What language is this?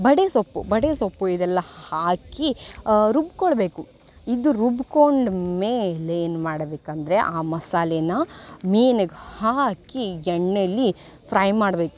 Kannada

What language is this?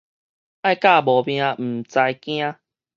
Min Nan Chinese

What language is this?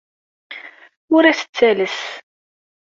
Kabyle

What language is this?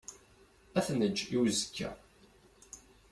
Kabyle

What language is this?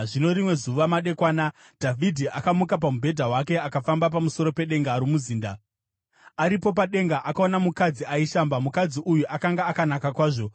Shona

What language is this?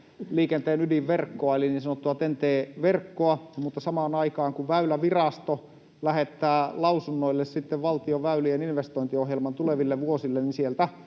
Finnish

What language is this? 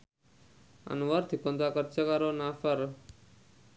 Javanese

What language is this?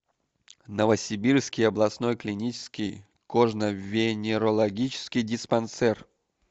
Russian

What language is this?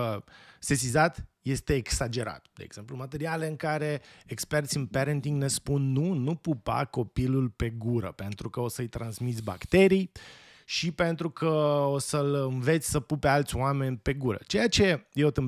Romanian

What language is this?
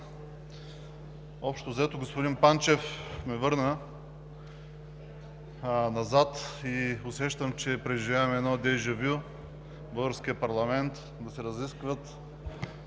Bulgarian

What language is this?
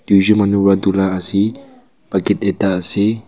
Naga Pidgin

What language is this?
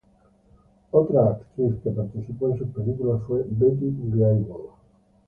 Spanish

